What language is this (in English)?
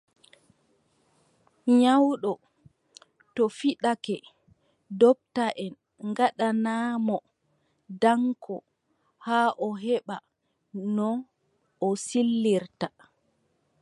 Adamawa Fulfulde